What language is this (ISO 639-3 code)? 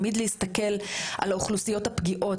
heb